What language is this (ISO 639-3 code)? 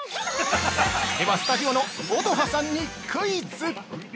jpn